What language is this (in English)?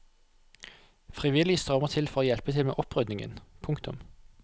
Norwegian